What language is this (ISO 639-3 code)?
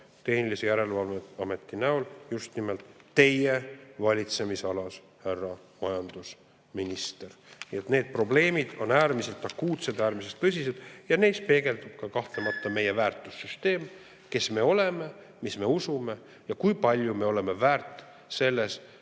est